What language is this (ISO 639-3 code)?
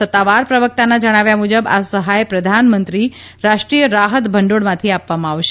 guj